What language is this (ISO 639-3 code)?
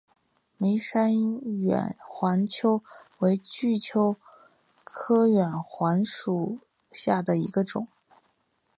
zho